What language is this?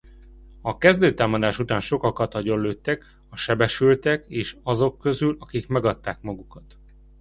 Hungarian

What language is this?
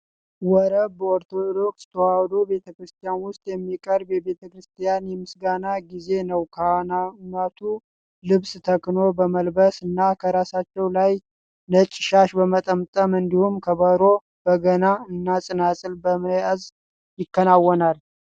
Amharic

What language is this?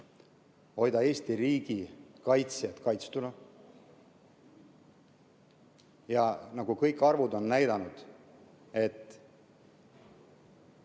Estonian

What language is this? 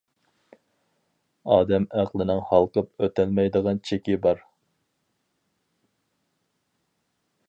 Uyghur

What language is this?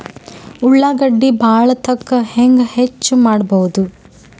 Kannada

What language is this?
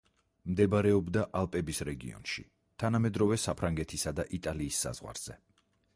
Georgian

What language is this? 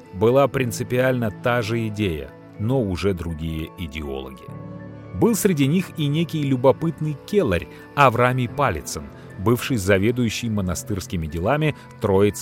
Russian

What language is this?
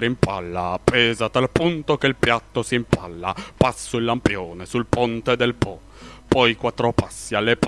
Italian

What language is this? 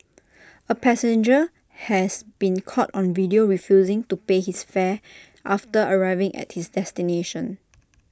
English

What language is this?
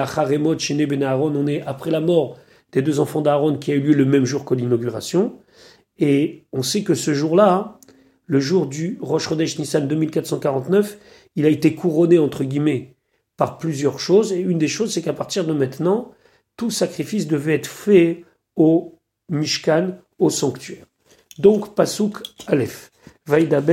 French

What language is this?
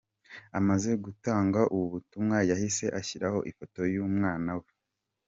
Kinyarwanda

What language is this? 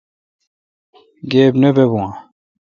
Kalkoti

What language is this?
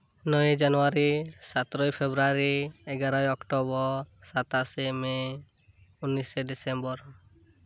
Santali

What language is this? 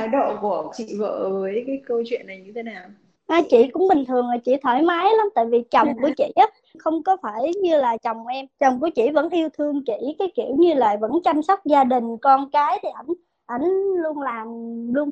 Vietnamese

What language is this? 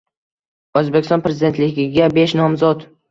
Uzbek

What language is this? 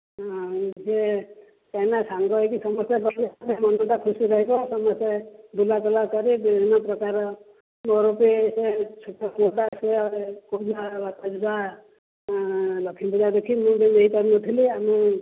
Odia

